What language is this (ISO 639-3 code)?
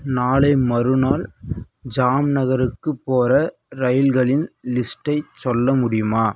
tam